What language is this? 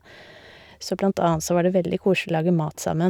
Norwegian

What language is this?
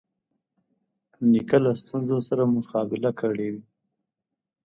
Pashto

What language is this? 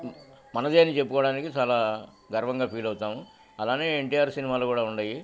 Telugu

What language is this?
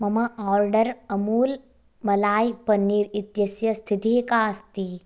Sanskrit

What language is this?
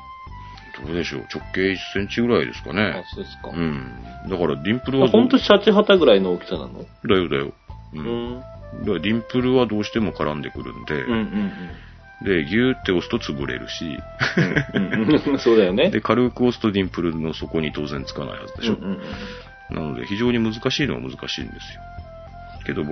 Japanese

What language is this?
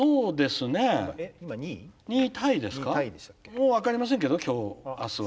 Japanese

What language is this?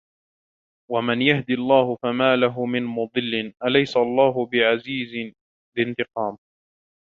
Arabic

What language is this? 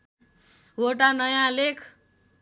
Nepali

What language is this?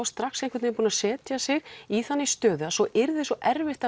Icelandic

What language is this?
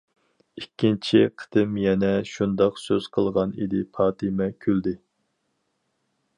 Uyghur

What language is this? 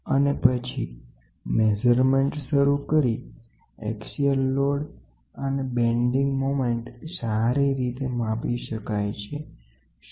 Gujarati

